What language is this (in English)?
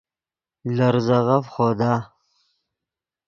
Yidgha